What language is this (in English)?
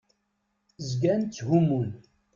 Kabyle